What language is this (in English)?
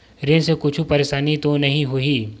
Chhattisgarhi